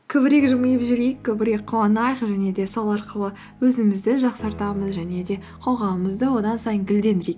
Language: Kazakh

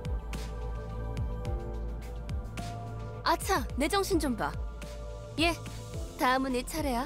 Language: Korean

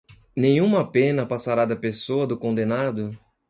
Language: Portuguese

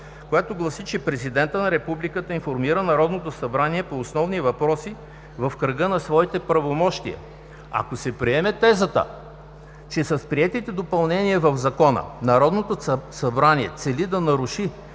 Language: Bulgarian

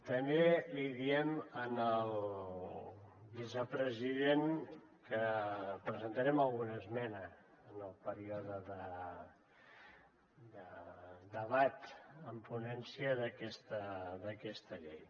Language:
Catalan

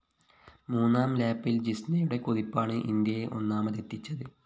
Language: Malayalam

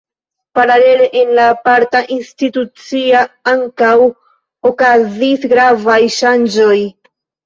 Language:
Esperanto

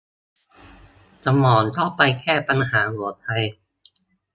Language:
Thai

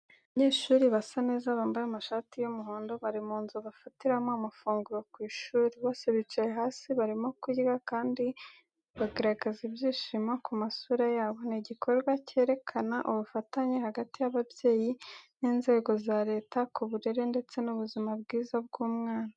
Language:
Kinyarwanda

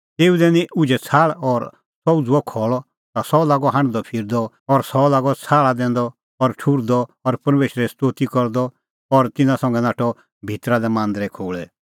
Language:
Kullu Pahari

